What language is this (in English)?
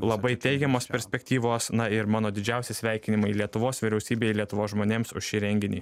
Lithuanian